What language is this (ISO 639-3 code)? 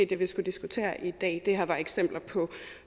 dan